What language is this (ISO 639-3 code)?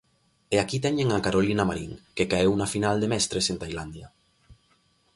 glg